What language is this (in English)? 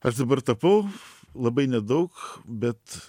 Lithuanian